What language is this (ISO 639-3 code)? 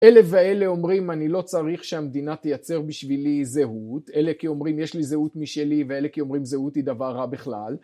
heb